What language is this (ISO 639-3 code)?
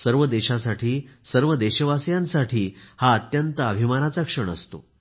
mar